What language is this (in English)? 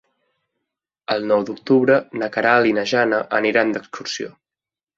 Catalan